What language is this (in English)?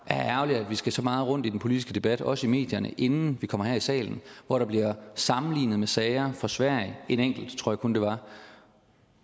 Danish